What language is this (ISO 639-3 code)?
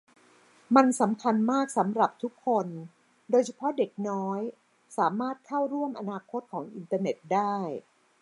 tha